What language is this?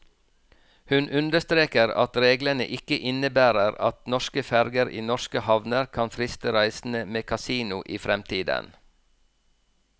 Norwegian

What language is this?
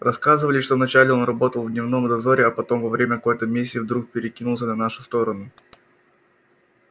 Russian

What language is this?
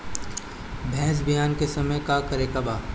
Bhojpuri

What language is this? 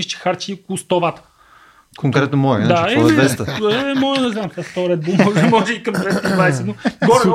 Bulgarian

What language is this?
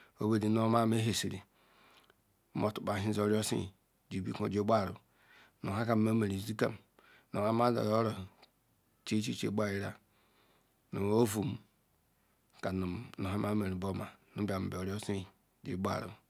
Ikwere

